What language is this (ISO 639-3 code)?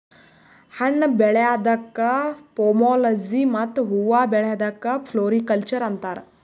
kan